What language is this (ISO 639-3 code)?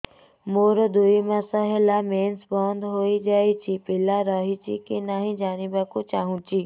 ori